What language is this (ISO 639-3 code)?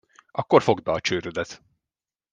hun